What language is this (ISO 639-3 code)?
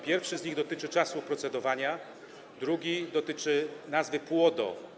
pol